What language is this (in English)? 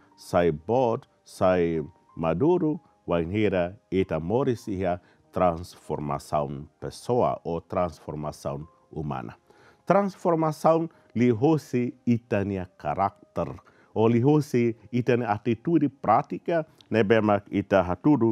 Indonesian